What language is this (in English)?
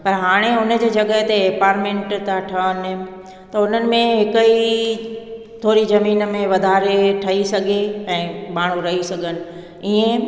Sindhi